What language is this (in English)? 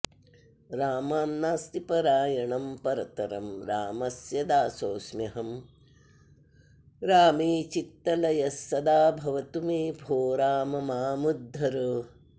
Sanskrit